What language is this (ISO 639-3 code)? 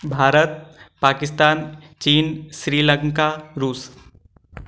hin